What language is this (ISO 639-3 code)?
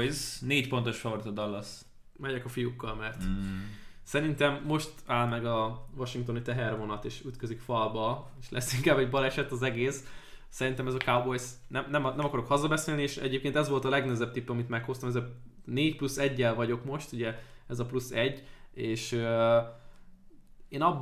hun